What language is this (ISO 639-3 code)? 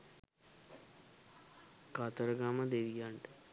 sin